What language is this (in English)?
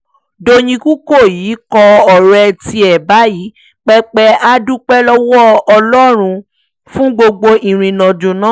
Yoruba